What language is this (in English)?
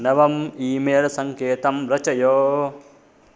Sanskrit